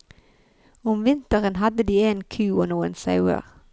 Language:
Norwegian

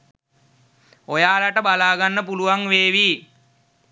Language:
Sinhala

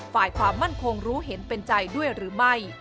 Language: Thai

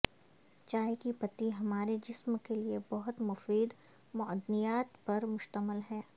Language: Urdu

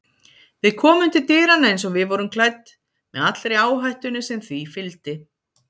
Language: Icelandic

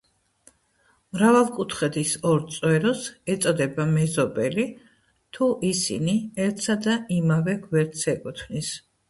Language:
Georgian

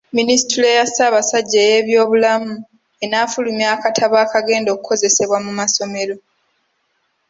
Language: Ganda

